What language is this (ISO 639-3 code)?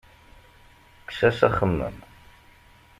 kab